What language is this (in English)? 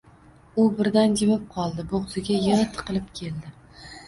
Uzbek